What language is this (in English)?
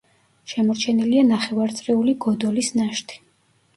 Georgian